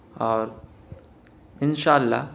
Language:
Urdu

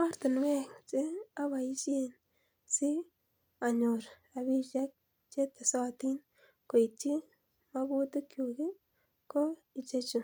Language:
Kalenjin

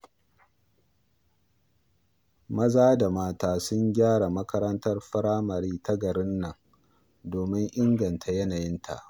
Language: Hausa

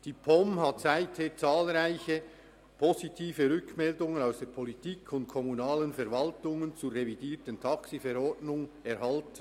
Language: Swiss German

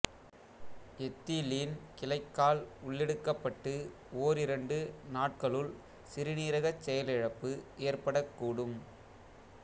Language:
Tamil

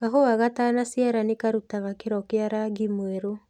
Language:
Kikuyu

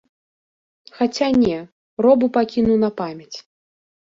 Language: Belarusian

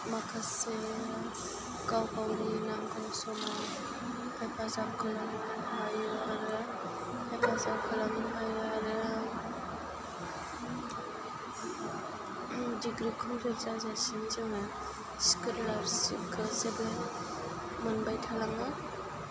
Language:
Bodo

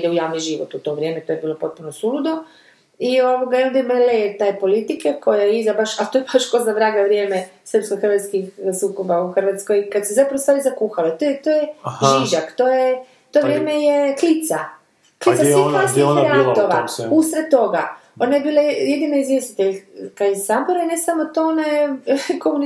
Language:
Croatian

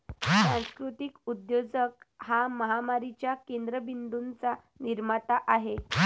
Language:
Marathi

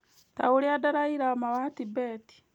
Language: Kikuyu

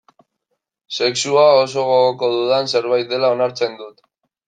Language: Basque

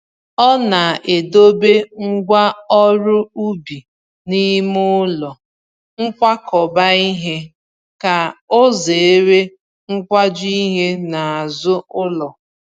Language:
Igbo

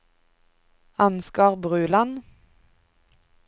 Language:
Norwegian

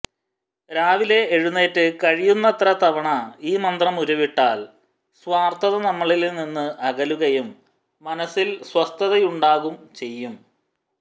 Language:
Malayalam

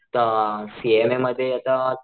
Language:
Marathi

